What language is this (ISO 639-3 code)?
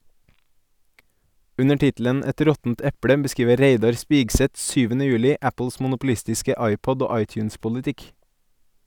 nor